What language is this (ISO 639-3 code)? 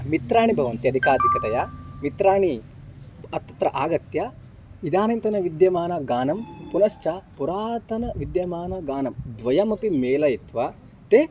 san